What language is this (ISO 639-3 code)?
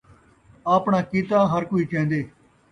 skr